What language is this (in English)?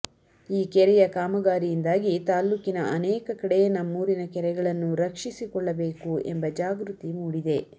Kannada